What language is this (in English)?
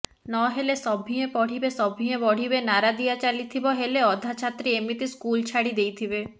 Odia